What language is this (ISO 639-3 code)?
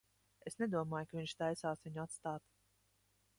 lav